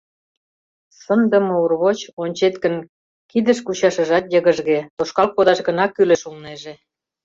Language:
Mari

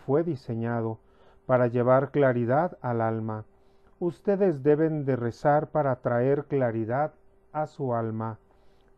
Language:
Spanish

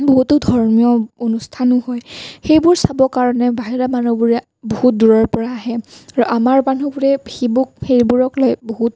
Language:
Assamese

